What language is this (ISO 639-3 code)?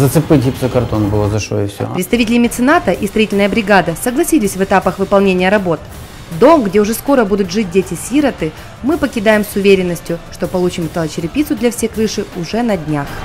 rus